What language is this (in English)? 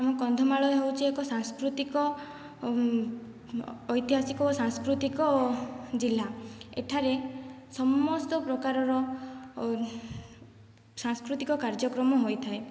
Odia